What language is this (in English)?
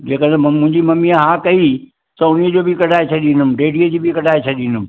Sindhi